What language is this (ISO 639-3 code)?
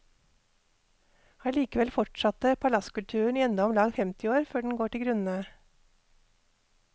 nor